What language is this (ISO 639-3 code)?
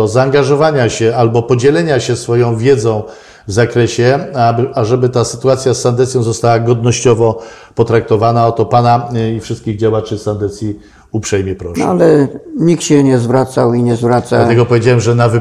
pol